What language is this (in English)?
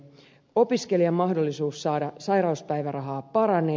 Finnish